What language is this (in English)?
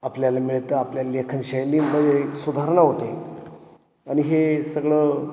Marathi